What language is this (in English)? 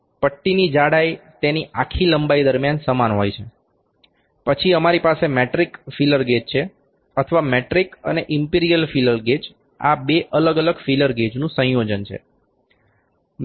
Gujarati